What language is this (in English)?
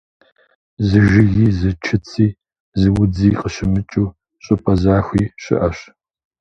Kabardian